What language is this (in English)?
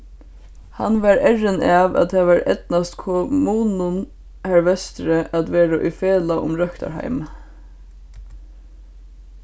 Faroese